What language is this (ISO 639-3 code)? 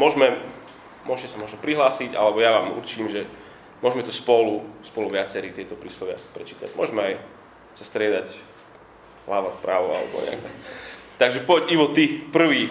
slk